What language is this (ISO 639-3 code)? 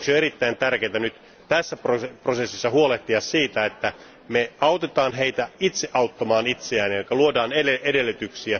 fin